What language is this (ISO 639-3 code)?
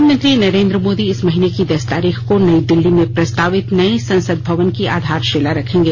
hin